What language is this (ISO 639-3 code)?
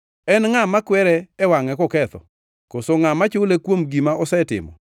luo